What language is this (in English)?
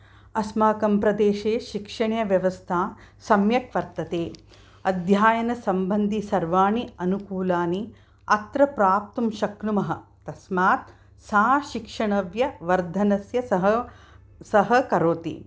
Sanskrit